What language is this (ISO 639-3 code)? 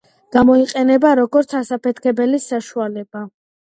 kat